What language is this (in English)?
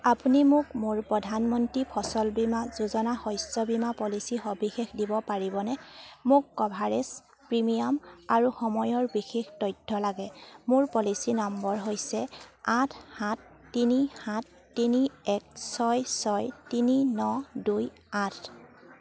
Assamese